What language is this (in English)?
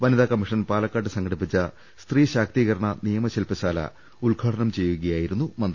Malayalam